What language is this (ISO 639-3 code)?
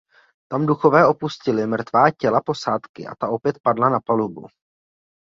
ces